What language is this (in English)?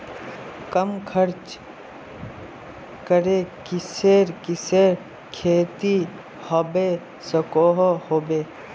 Magahi